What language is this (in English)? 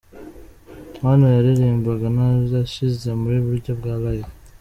Kinyarwanda